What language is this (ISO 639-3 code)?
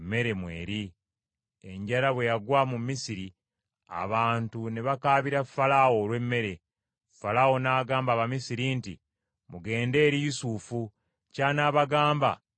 lug